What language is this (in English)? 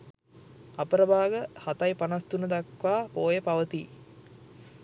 Sinhala